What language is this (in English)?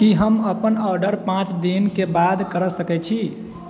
Maithili